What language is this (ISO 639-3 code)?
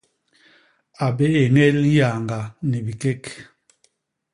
bas